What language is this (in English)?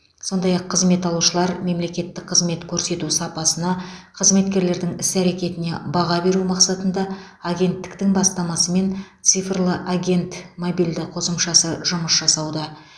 Kazakh